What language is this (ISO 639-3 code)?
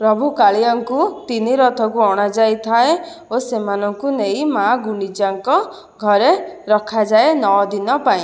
ori